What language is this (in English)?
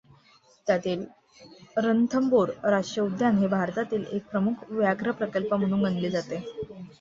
Marathi